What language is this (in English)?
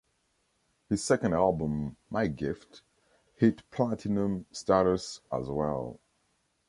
English